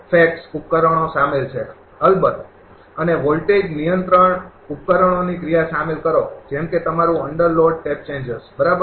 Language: Gujarati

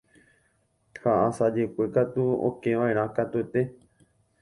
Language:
Guarani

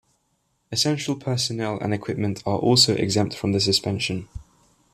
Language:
English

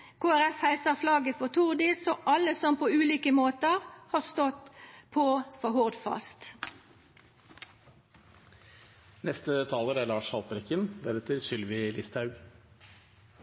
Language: Norwegian Nynorsk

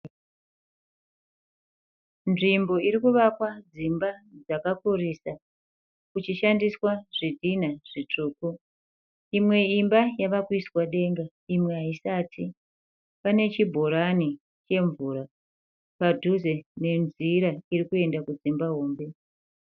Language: Shona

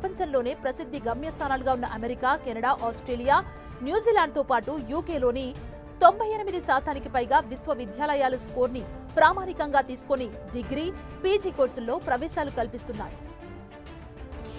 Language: Telugu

